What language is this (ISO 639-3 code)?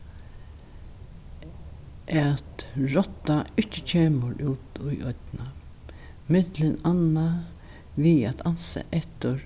fao